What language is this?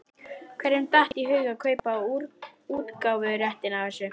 Icelandic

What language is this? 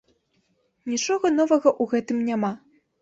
Belarusian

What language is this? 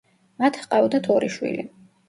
Georgian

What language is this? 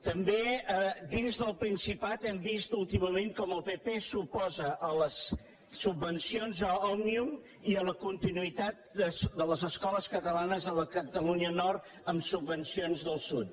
Catalan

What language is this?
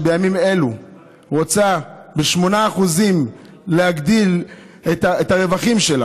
Hebrew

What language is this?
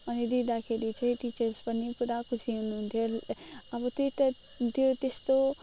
Nepali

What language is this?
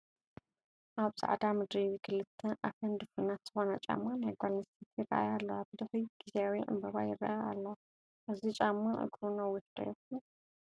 Tigrinya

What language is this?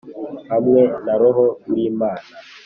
Kinyarwanda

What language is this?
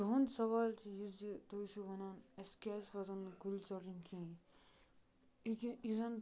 Kashmiri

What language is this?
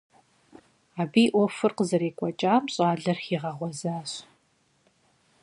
Kabardian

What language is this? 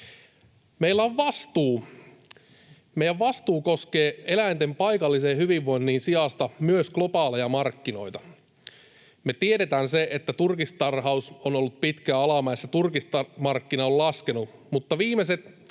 Finnish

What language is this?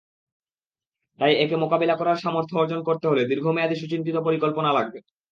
Bangla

